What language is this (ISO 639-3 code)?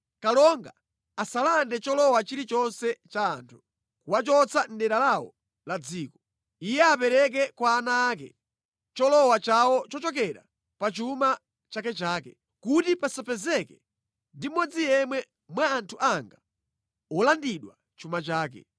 nya